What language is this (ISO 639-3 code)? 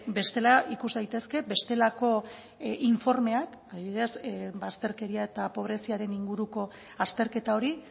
eus